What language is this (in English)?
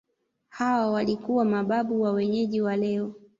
Swahili